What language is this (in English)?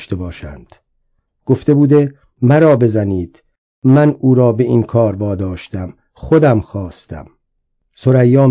Persian